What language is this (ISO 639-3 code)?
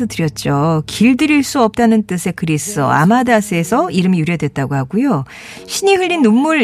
kor